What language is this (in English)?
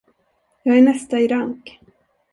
Swedish